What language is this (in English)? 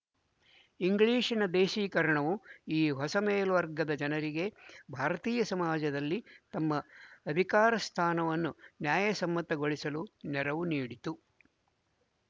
Kannada